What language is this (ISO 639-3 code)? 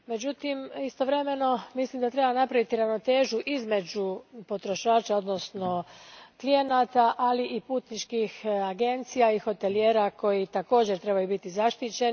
hrv